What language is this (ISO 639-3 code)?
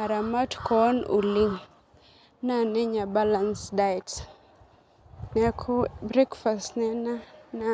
mas